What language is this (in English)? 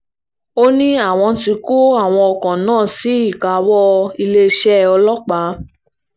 Yoruba